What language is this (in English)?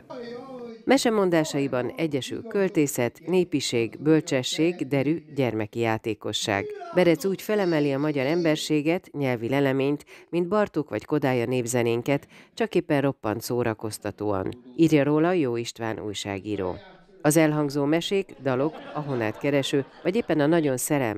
Hungarian